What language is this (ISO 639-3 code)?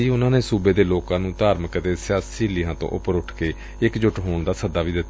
pan